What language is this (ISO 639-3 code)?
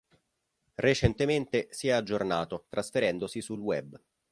ita